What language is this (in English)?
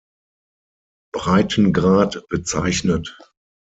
German